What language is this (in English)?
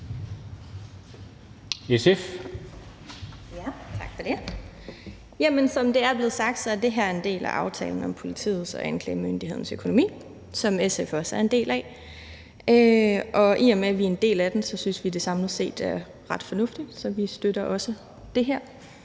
Danish